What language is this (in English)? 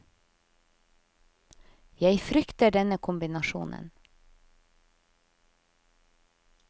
Norwegian